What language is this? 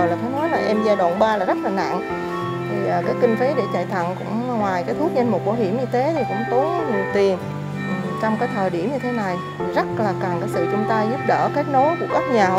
Vietnamese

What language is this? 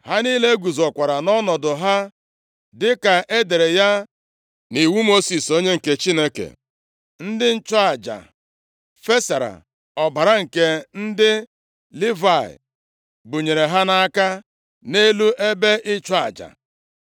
Igbo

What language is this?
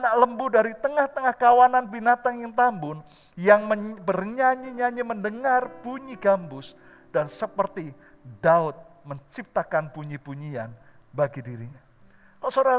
Indonesian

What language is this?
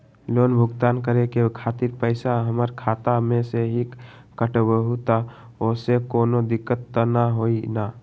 Magahi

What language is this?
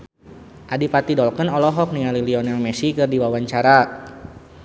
Sundanese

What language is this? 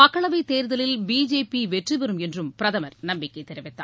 Tamil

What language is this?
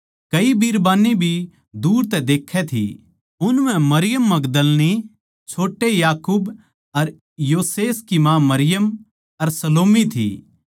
Haryanvi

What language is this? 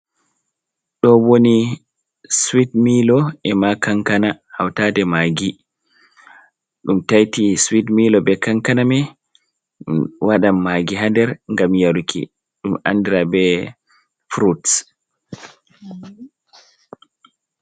Fula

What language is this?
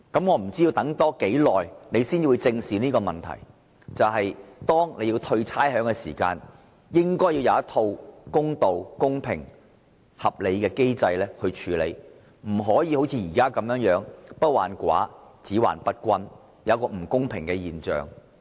Cantonese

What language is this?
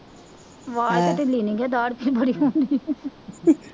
Punjabi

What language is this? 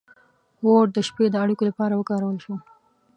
Pashto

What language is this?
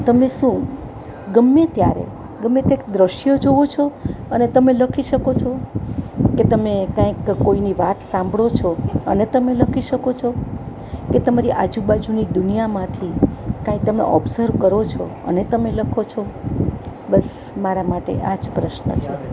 Gujarati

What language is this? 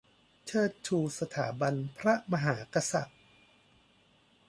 Thai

